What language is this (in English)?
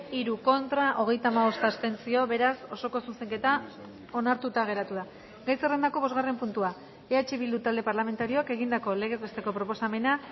Basque